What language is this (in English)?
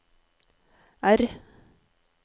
Norwegian